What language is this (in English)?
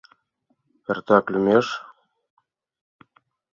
Mari